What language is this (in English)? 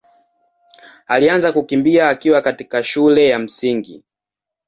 Swahili